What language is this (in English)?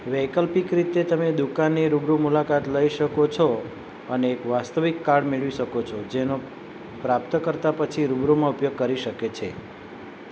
Gujarati